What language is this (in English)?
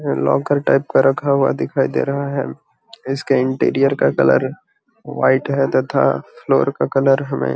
Magahi